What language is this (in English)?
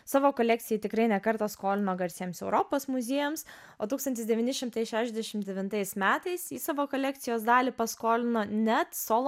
Lithuanian